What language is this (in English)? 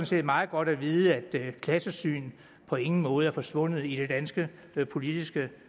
Danish